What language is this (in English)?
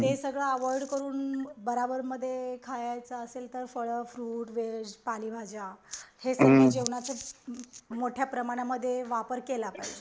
Marathi